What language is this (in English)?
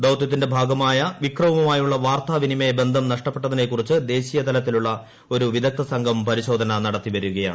Malayalam